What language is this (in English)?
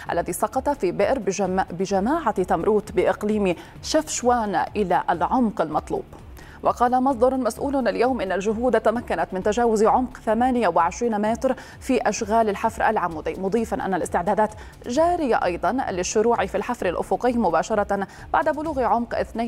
Arabic